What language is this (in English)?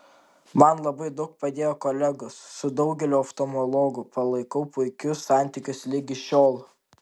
Lithuanian